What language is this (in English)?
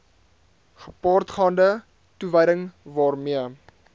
Afrikaans